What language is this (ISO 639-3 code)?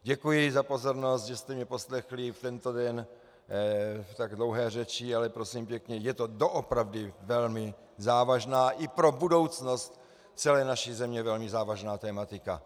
ces